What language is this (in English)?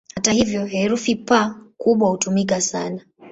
Swahili